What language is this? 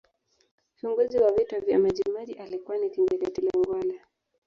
Swahili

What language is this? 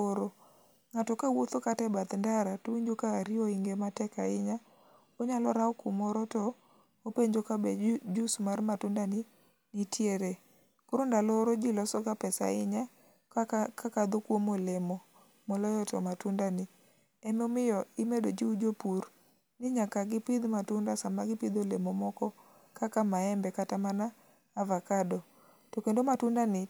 Luo (Kenya and Tanzania)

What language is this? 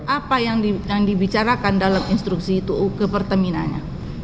Indonesian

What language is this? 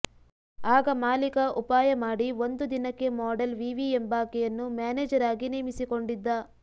Kannada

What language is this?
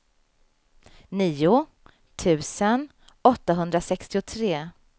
Swedish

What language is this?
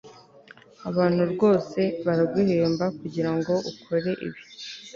Kinyarwanda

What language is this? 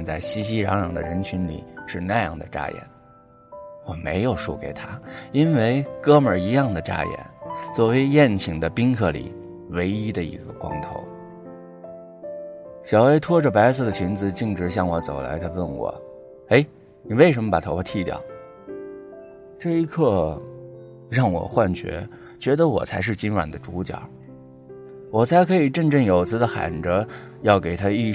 Chinese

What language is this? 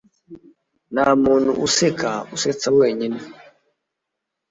Kinyarwanda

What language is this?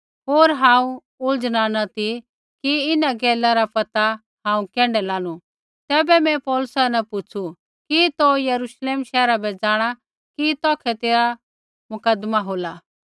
Kullu Pahari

